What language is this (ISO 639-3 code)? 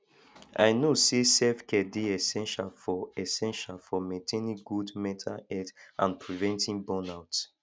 pcm